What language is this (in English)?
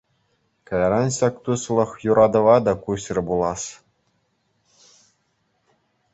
Chuvash